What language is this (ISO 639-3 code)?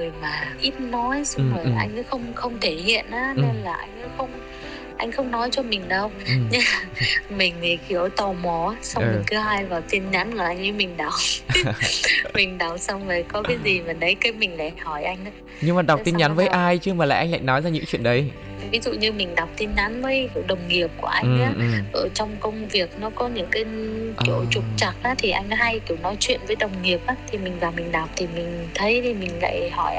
vie